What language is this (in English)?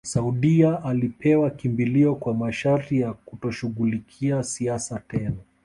Swahili